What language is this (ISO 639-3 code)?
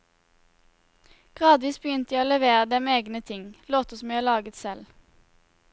nor